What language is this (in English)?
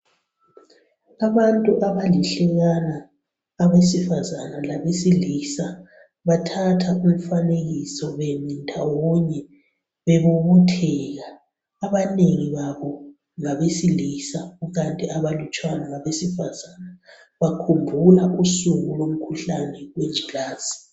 North Ndebele